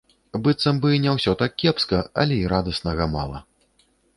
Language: Belarusian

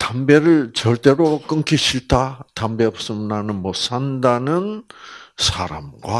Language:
Korean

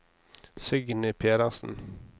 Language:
Norwegian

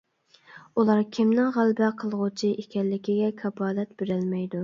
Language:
Uyghur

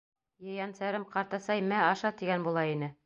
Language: Bashkir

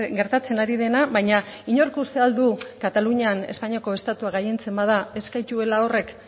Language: Basque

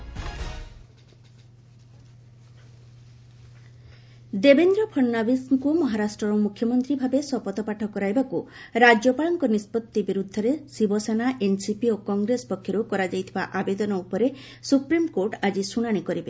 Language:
Odia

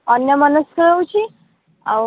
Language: Odia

